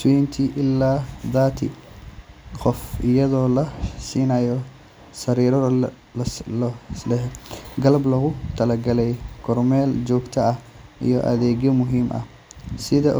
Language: Somali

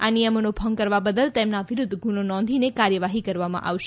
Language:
Gujarati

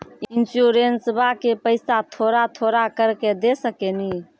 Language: Maithili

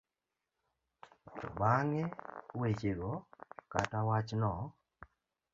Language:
Luo (Kenya and Tanzania)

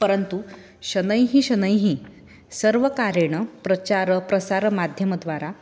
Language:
Sanskrit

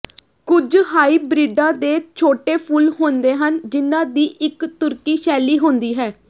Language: Punjabi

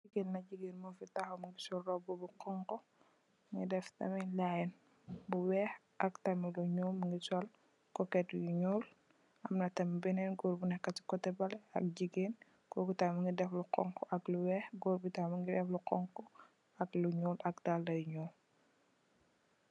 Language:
Wolof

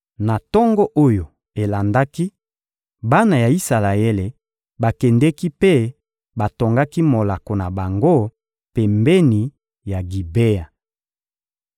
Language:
Lingala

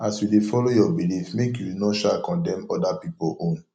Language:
Nigerian Pidgin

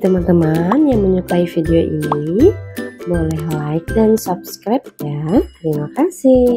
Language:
Indonesian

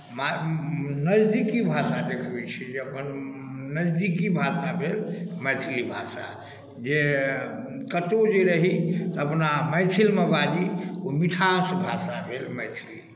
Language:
Maithili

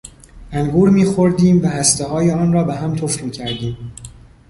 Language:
Persian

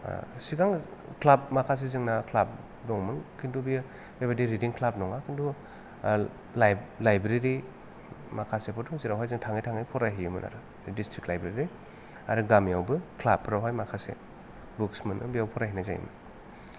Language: Bodo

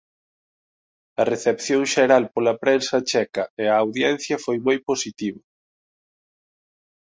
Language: Galician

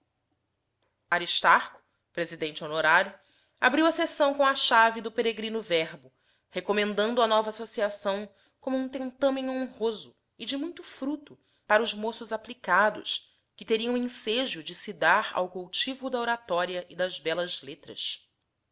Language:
Portuguese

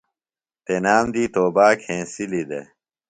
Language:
Phalura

